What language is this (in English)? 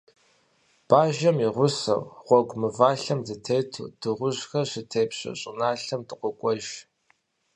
Kabardian